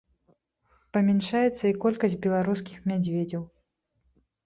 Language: Belarusian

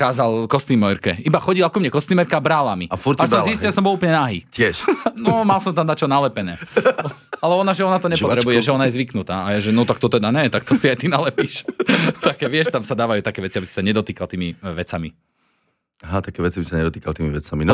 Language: Slovak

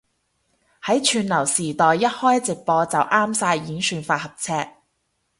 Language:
Cantonese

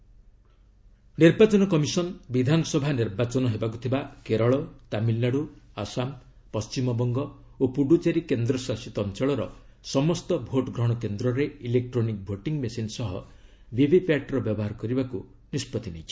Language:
Odia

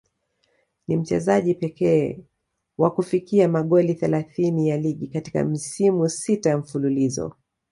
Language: Swahili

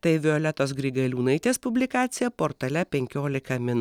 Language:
Lithuanian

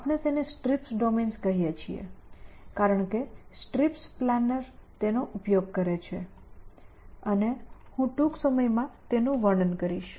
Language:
Gujarati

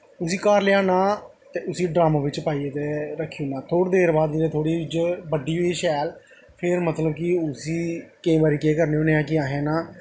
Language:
Dogri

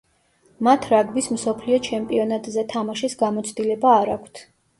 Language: Georgian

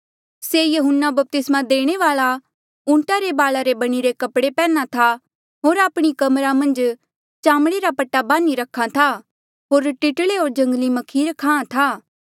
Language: Mandeali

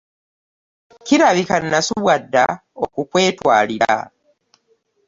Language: Ganda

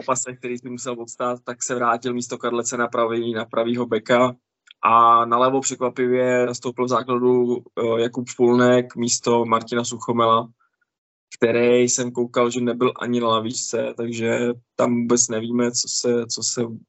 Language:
Czech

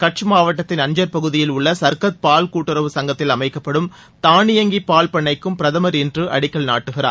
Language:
Tamil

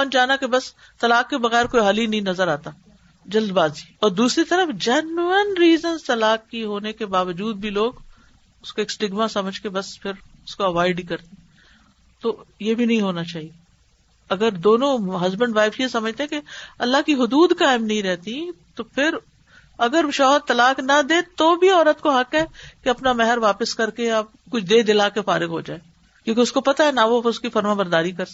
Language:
Urdu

